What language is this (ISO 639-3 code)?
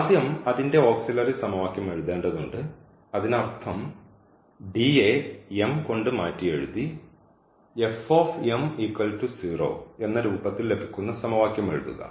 mal